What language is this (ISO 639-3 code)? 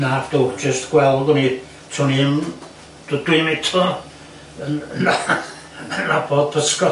cym